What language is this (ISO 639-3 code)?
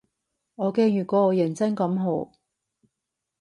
yue